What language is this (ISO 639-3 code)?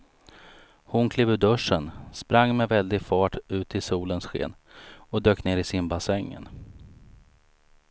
swe